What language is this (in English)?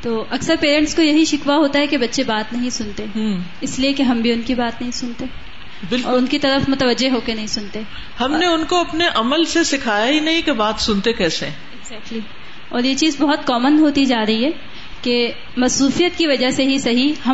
Urdu